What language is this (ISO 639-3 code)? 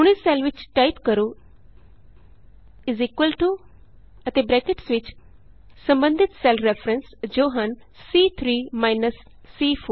pan